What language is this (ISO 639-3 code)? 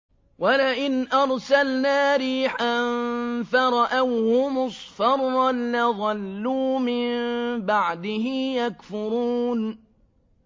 ara